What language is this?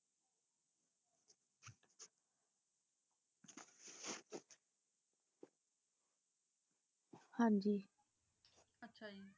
Punjabi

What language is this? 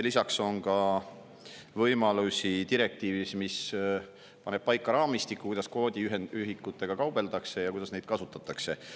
Estonian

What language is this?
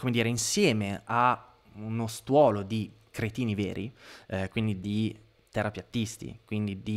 Italian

